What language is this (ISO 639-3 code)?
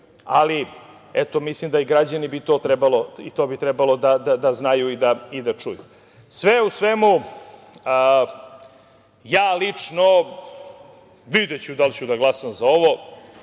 srp